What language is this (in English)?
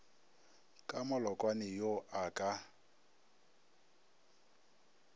Northern Sotho